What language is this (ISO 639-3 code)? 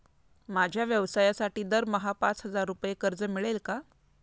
mar